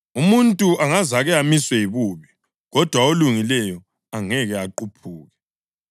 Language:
North Ndebele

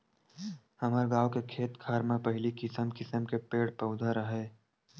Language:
Chhattisgarhi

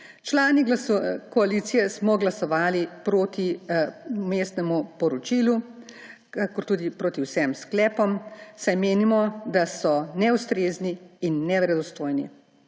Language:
Slovenian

